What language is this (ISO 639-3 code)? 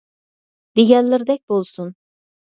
uig